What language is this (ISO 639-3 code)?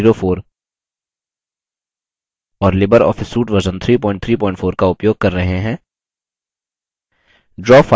hin